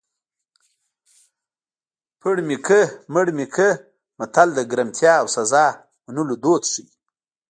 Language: Pashto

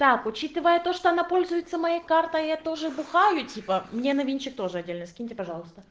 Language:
Russian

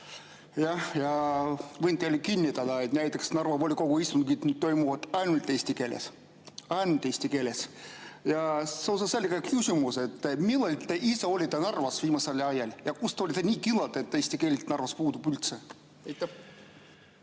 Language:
Estonian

